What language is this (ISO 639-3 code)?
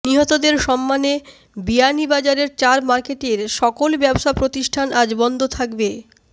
ben